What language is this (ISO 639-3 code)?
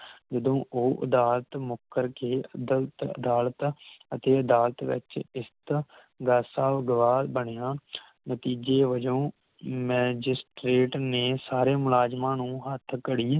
pan